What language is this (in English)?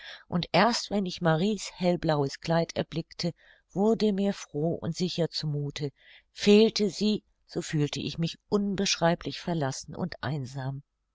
German